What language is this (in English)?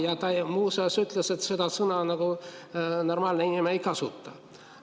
Estonian